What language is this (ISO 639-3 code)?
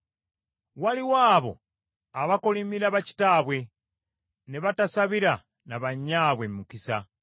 lug